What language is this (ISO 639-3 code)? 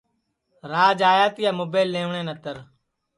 ssi